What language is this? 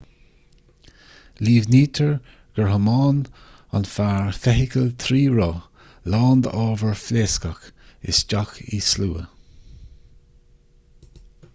Irish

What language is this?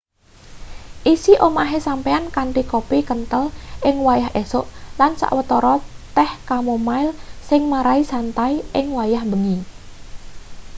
Javanese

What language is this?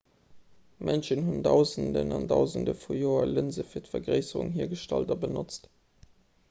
Luxembourgish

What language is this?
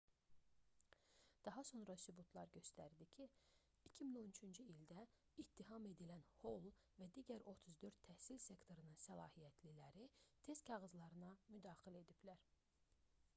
Azerbaijani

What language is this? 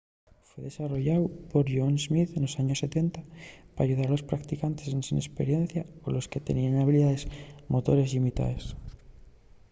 Asturian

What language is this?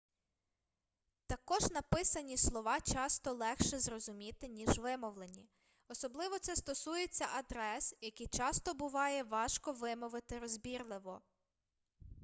Ukrainian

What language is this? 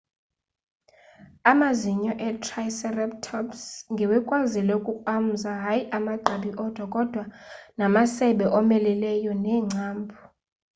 Xhosa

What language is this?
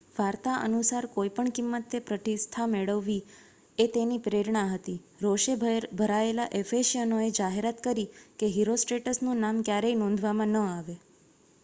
Gujarati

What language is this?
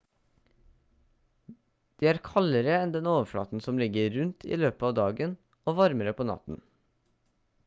Norwegian Bokmål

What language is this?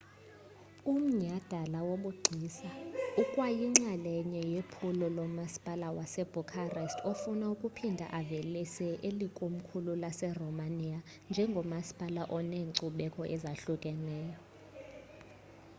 Xhosa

